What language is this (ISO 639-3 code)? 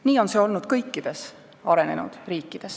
est